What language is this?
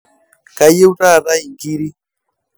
Masai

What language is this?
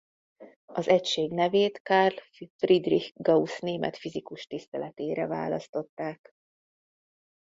Hungarian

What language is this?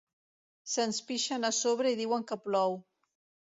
Catalan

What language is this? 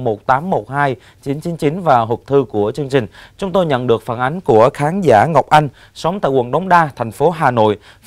Vietnamese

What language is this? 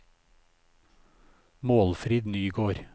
Norwegian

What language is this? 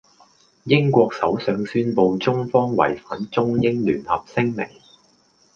Cantonese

